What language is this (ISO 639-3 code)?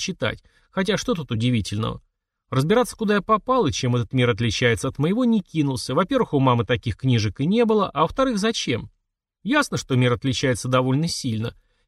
rus